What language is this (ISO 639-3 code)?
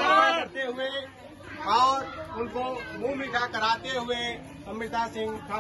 hin